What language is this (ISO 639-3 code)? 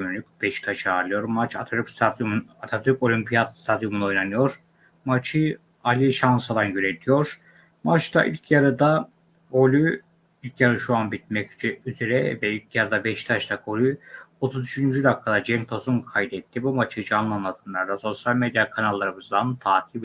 tur